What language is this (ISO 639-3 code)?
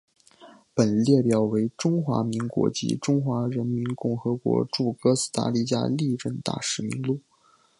zho